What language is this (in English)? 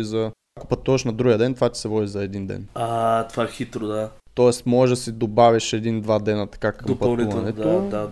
Bulgarian